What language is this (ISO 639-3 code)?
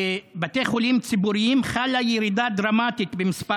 heb